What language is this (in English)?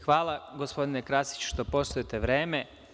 Serbian